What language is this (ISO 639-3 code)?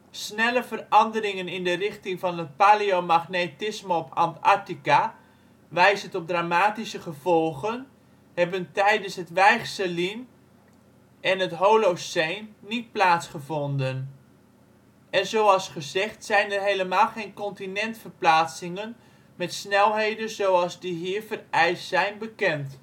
nld